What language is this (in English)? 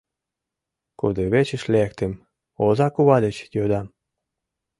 Mari